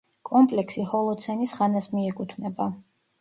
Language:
Georgian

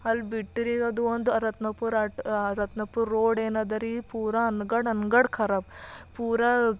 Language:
Kannada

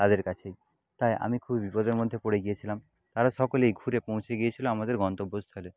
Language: Bangla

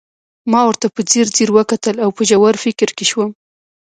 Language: Pashto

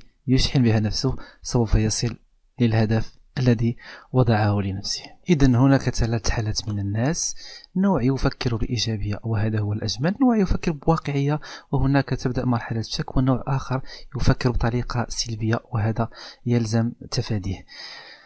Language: Arabic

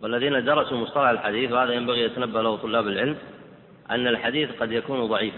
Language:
Arabic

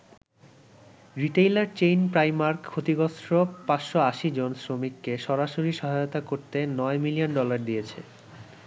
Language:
Bangla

